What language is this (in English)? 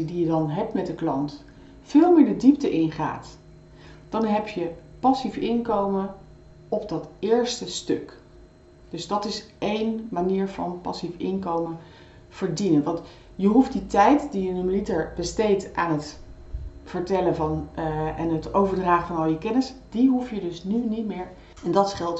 Dutch